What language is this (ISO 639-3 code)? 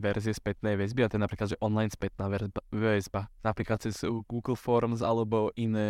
slk